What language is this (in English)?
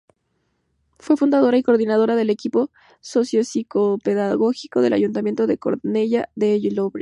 Spanish